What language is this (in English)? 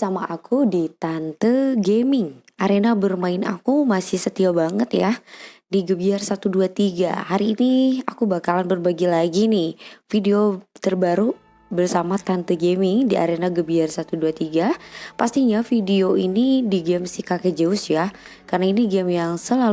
Indonesian